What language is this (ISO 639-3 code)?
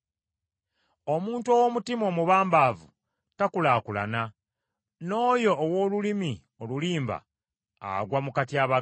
lug